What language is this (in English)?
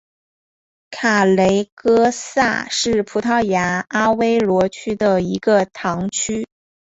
Chinese